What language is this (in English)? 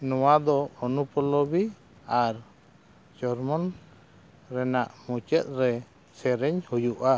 Santali